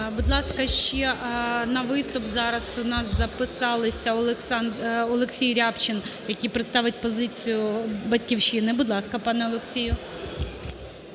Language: Ukrainian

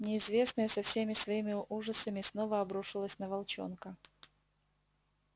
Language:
Russian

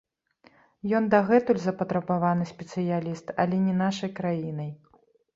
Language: Belarusian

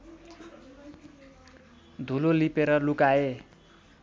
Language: Nepali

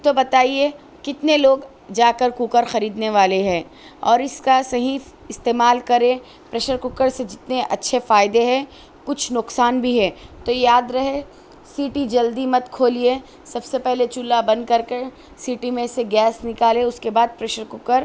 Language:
Urdu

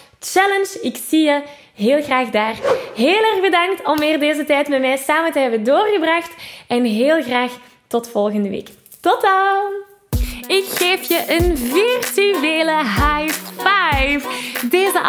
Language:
Dutch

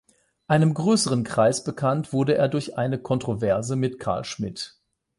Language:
German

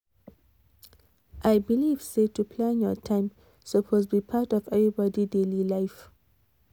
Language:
Nigerian Pidgin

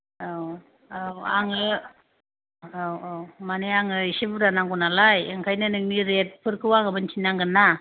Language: Bodo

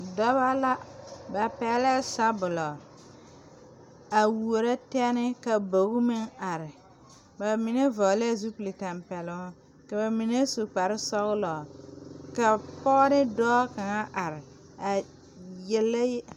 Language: Southern Dagaare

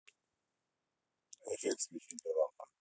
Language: Russian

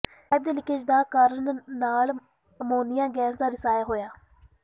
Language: Punjabi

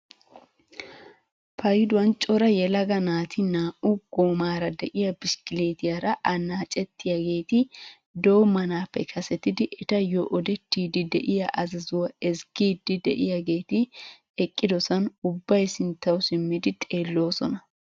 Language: Wolaytta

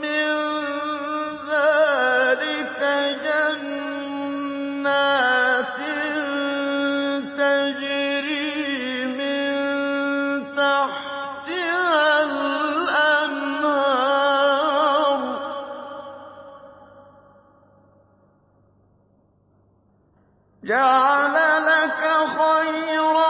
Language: Arabic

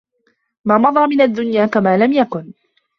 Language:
Arabic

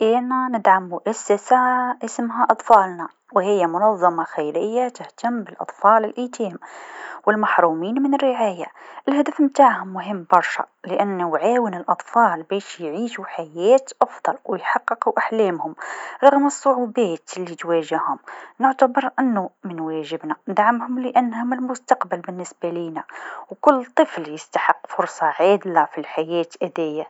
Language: Tunisian Arabic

